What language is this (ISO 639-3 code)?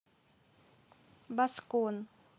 rus